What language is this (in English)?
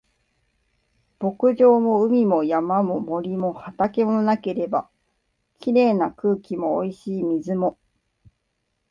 Japanese